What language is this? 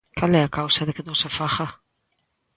Galician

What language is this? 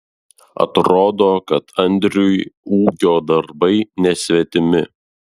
Lithuanian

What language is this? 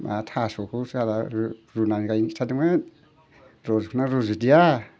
Bodo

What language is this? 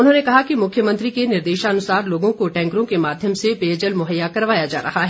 Hindi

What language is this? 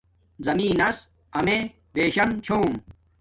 Domaaki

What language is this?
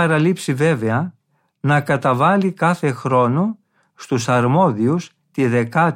Greek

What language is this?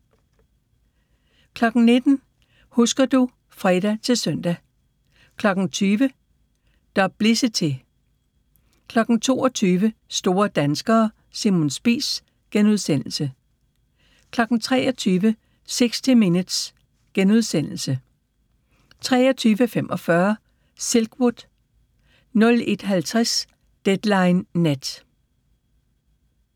Danish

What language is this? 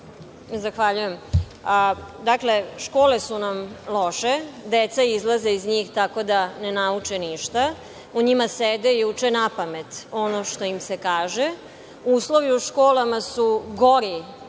Serbian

